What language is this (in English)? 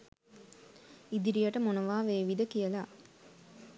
Sinhala